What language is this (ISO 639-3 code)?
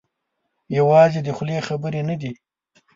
pus